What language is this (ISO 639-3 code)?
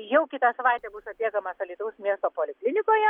lit